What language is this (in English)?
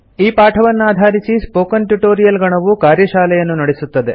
Kannada